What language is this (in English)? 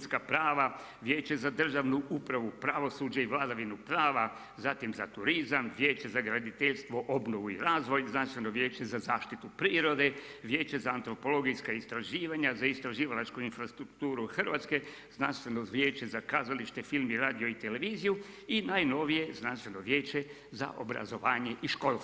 Croatian